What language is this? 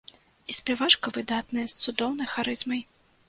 Belarusian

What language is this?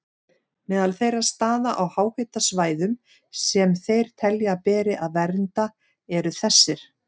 Icelandic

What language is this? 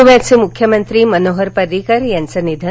Marathi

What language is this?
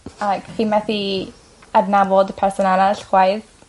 Welsh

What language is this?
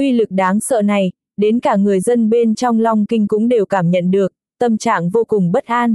Vietnamese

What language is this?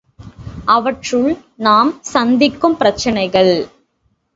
Tamil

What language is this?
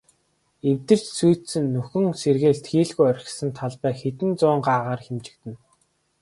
Mongolian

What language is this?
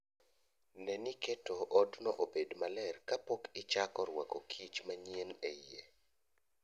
Luo (Kenya and Tanzania)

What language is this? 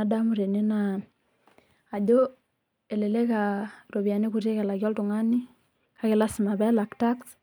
Masai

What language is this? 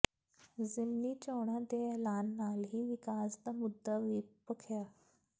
Punjabi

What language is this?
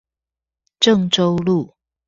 Chinese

